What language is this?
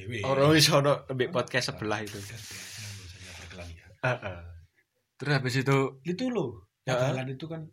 Indonesian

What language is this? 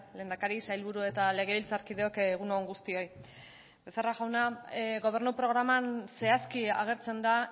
Basque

